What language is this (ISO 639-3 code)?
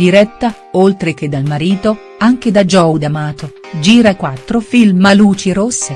ita